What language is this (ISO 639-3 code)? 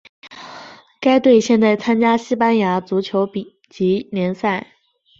zho